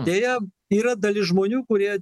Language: Lithuanian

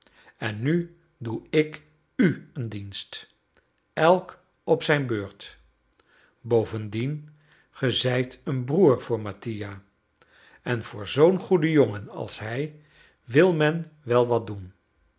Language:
Dutch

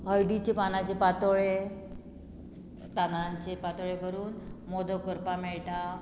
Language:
Konkani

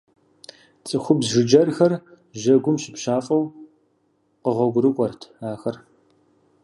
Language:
Kabardian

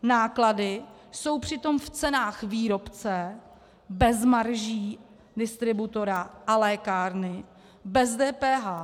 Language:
Czech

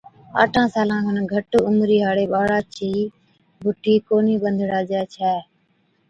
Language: Od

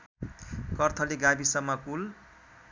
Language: Nepali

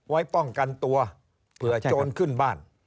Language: Thai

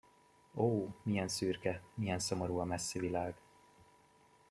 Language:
Hungarian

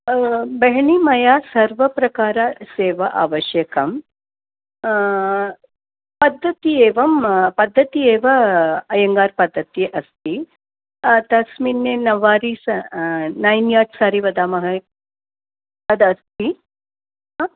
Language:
Sanskrit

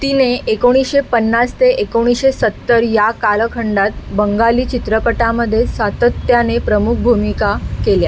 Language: Marathi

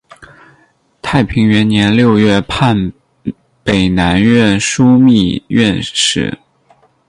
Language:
Chinese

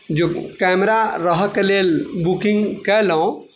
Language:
Maithili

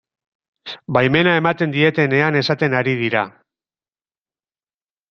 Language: Basque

